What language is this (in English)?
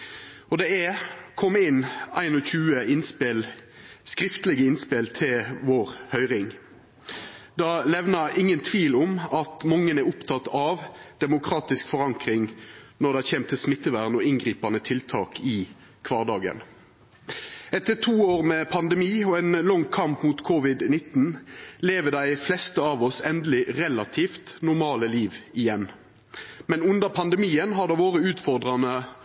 Norwegian Nynorsk